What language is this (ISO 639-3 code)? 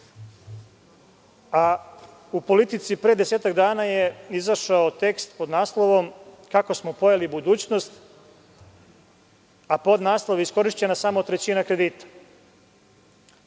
srp